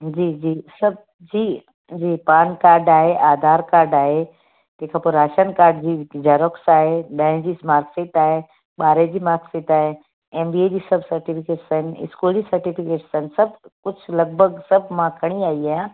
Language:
Sindhi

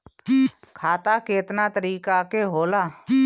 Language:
Bhojpuri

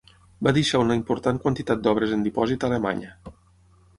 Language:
Catalan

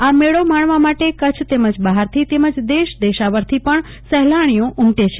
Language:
Gujarati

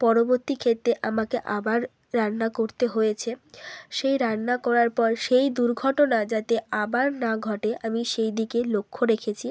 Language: Bangla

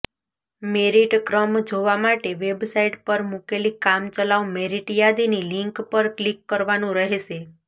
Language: Gujarati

